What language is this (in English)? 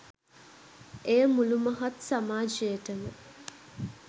Sinhala